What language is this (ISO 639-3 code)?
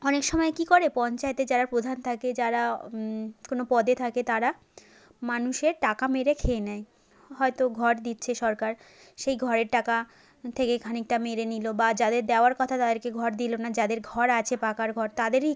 ben